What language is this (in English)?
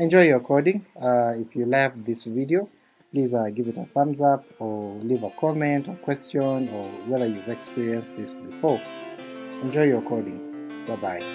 English